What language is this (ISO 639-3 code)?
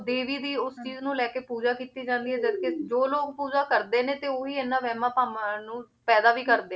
pan